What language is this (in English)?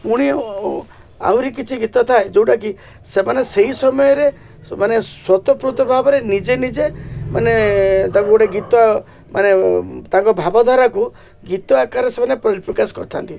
Odia